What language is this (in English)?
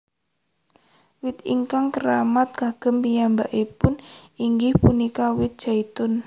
Javanese